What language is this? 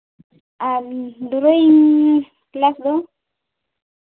Santali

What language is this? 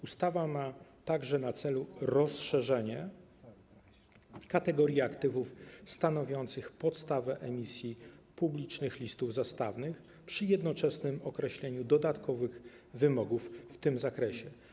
Polish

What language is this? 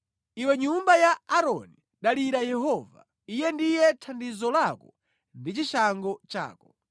Nyanja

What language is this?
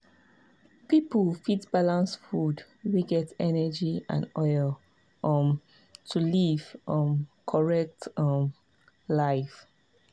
Nigerian Pidgin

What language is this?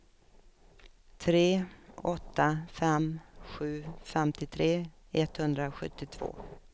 Swedish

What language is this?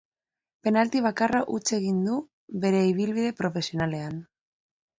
Basque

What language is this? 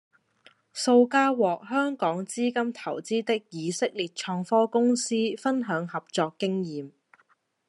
Cantonese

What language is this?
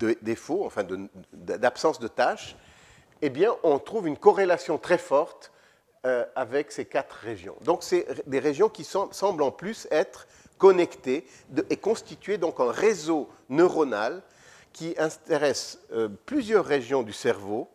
French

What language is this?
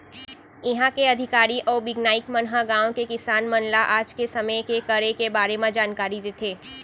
Chhattisgarhi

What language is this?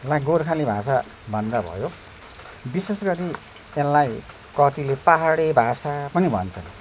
Nepali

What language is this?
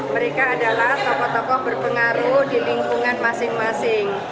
Indonesian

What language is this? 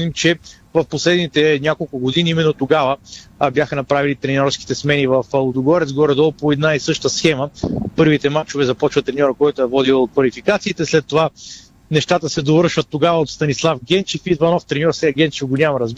Bulgarian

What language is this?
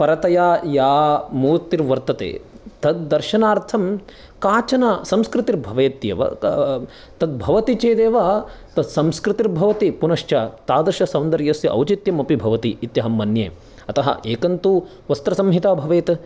Sanskrit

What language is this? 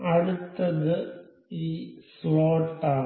Malayalam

